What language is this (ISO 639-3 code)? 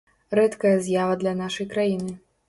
bel